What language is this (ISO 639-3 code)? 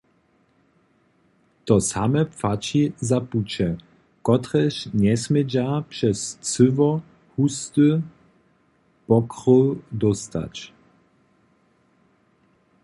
hsb